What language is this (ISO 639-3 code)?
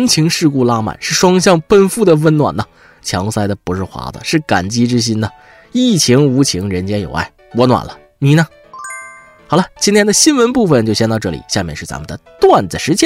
zho